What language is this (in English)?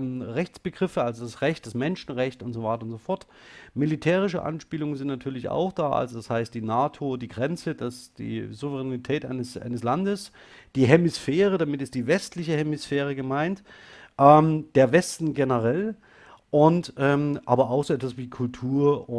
German